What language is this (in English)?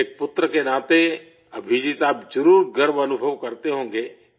Urdu